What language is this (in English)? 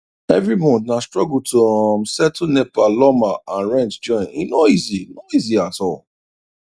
Nigerian Pidgin